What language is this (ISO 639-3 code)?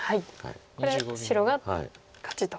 jpn